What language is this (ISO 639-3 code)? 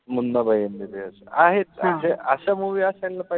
mar